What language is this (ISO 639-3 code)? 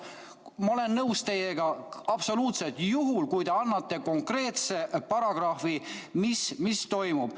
est